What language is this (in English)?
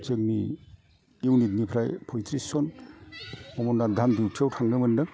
Bodo